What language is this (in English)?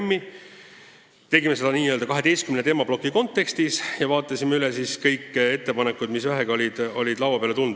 Estonian